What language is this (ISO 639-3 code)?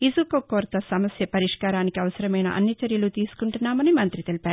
tel